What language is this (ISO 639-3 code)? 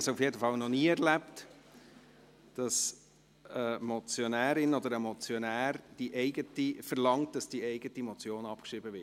gsw